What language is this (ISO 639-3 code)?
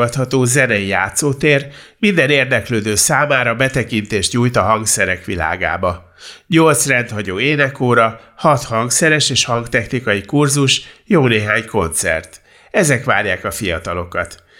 hun